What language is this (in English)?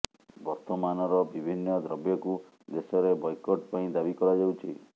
Odia